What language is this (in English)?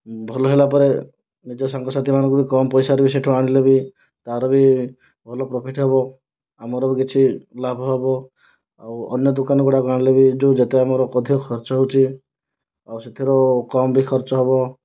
Odia